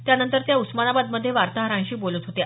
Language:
Marathi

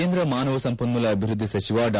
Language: Kannada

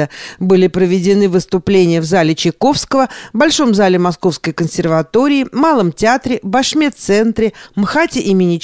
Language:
Russian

